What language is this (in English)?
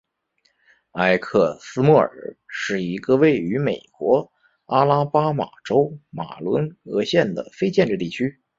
Chinese